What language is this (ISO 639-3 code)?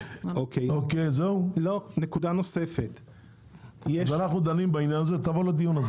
heb